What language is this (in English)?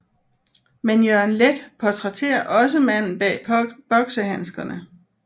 Danish